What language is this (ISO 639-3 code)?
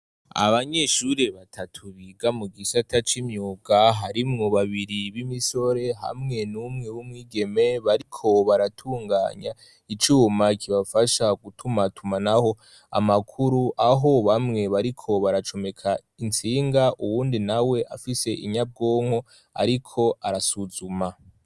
run